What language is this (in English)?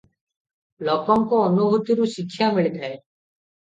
Odia